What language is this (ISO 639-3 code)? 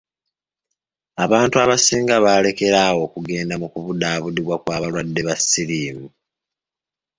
lug